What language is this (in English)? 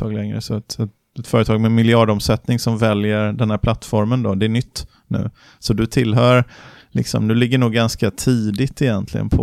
Swedish